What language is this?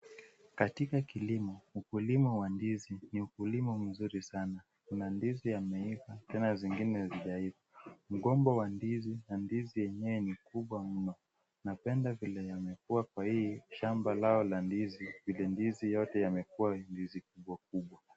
Swahili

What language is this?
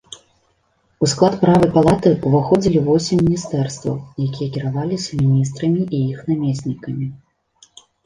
Belarusian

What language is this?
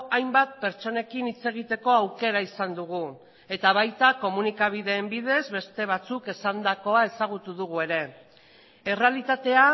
Basque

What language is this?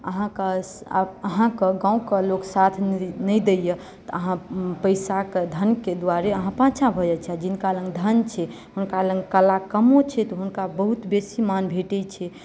Maithili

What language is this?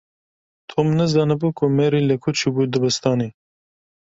Kurdish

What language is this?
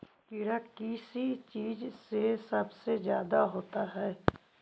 Magahi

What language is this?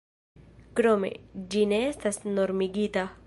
Esperanto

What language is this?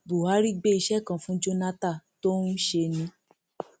Yoruba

